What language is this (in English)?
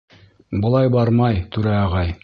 Bashkir